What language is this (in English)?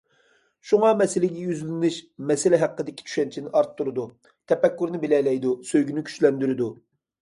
Uyghur